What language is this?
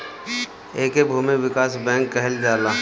Bhojpuri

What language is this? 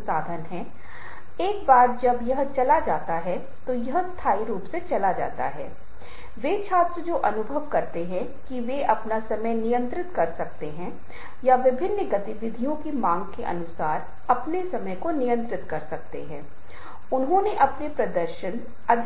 Hindi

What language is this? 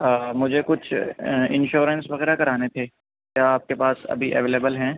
Urdu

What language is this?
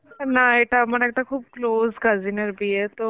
Bangla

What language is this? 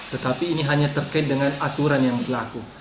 Indonesian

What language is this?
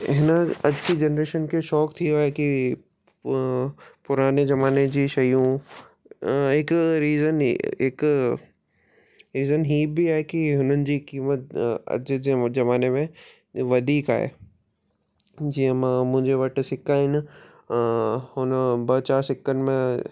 Sindhi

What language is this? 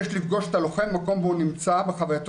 Hebrew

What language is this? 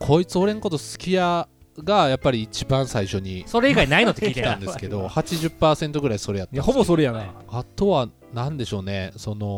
Japanese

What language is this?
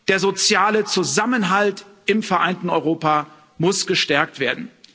German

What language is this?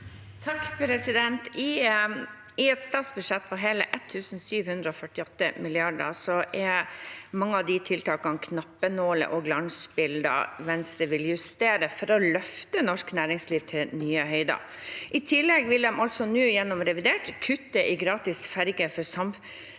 Norwegian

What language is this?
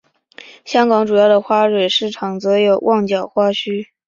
Chinese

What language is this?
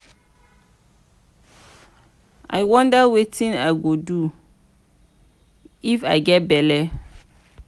Nigerian Pidgin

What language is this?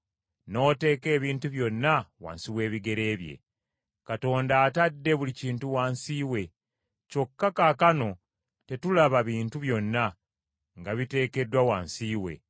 Ganda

